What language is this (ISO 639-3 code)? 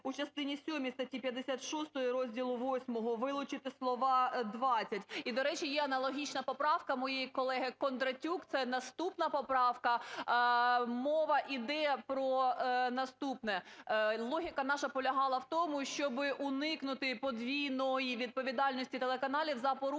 ukr